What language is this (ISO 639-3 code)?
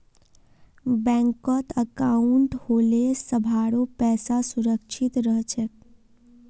mag